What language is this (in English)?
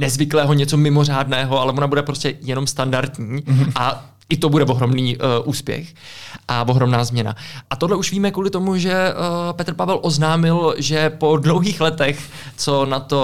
Czech